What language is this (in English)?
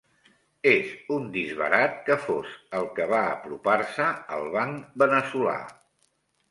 Catalan